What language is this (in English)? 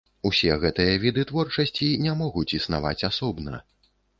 Belarusian